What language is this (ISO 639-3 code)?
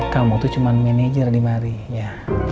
ind